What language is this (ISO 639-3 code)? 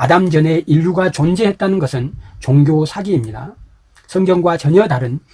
kor